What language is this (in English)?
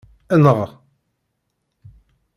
Kabyle